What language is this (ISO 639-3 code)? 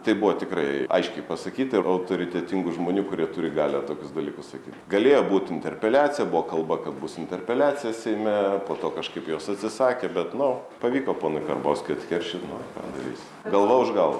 lit